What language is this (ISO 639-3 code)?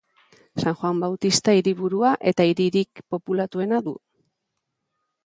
eus